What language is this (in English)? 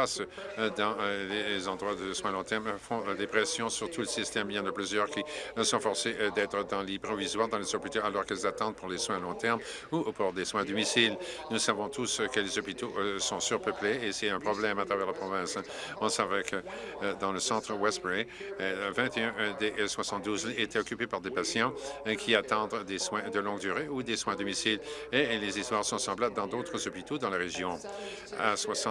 French